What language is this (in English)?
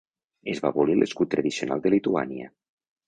Catalan